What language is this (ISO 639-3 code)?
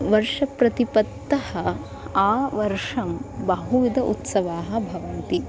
san